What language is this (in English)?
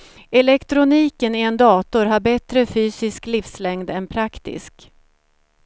Swedish